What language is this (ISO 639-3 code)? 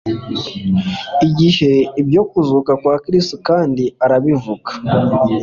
kin